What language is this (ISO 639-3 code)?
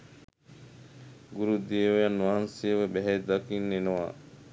sin